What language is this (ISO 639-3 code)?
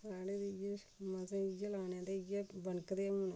doi